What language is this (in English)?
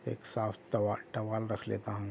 Urdu